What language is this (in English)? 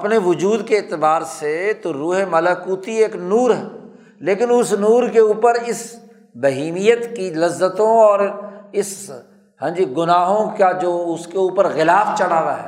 Urdu